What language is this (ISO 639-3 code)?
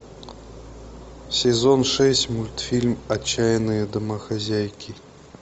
rus